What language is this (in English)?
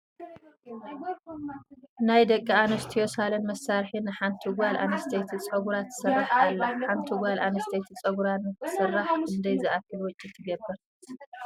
Tigrinya